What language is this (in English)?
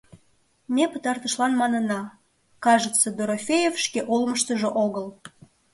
Mari